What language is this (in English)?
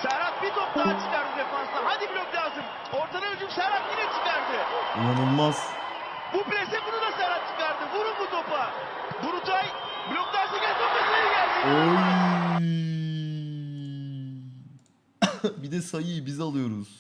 Turkish